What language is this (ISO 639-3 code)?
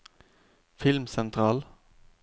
nor